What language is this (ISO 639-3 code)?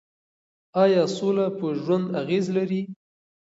pus